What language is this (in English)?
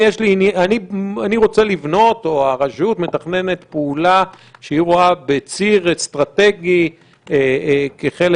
Hebrew